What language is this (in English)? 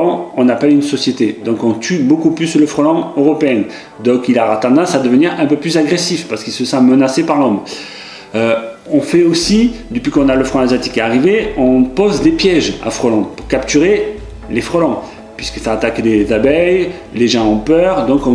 French